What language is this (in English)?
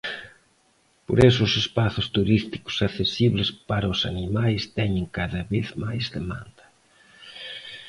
Galician